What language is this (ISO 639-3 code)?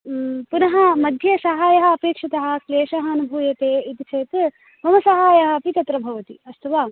san